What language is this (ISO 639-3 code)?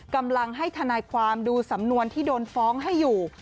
tha